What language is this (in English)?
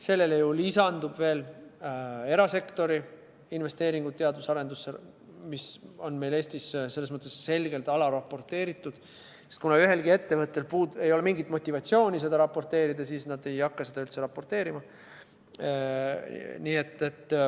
Estonian